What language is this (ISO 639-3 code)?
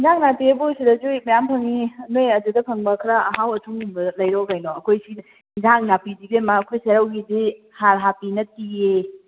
mni